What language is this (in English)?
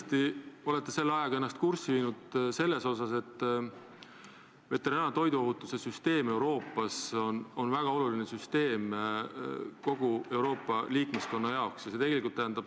Estonian